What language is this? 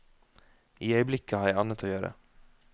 Norwegian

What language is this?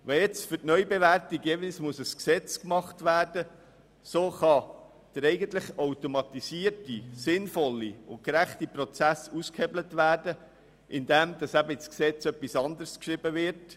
Swiss German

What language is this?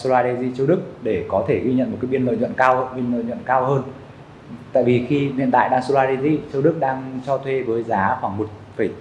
Vietnamese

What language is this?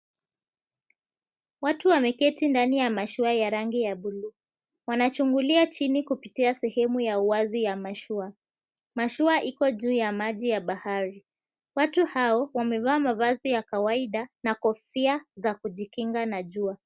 Swahili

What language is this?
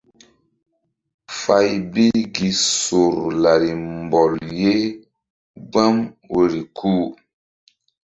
Mbum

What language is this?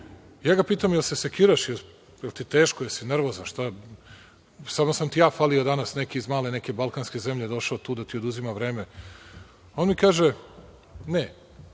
Serbian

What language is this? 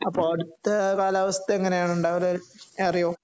Malayalam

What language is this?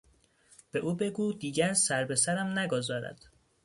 Persian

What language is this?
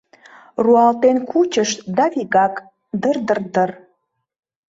Mari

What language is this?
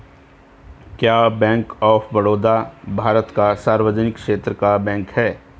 Hindi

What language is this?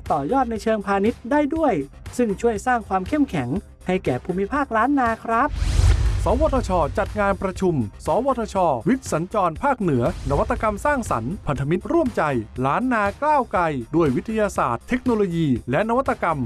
Thai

